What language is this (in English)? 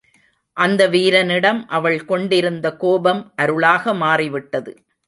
Tamil